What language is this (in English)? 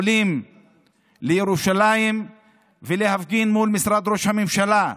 Hebrew